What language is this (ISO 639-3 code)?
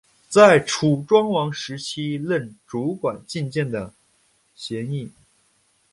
zho